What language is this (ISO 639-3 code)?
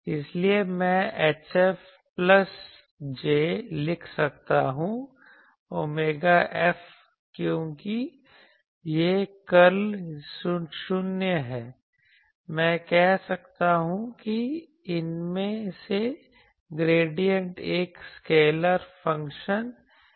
hin